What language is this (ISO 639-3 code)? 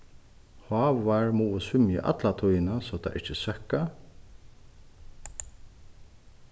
fao